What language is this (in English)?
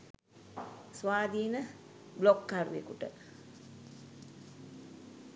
Sinhala